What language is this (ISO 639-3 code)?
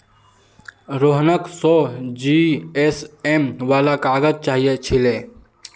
mag